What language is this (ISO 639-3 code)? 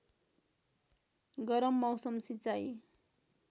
nep